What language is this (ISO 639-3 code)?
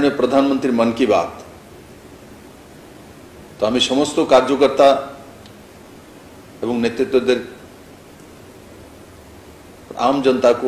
hin